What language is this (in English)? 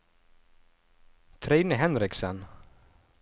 Norwegian